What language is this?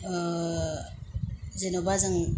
Bodo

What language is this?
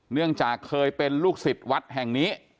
Thai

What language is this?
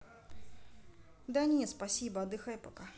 Russian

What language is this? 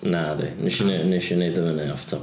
Welsh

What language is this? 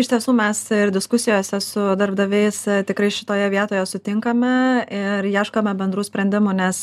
Lithuanian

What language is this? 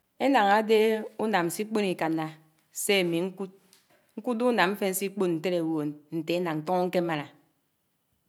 Anaang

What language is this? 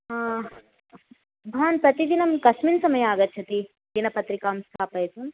Sanskrit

